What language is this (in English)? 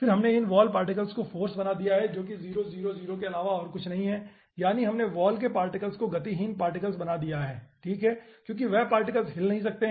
Hindi